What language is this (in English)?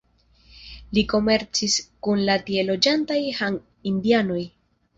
Esperanto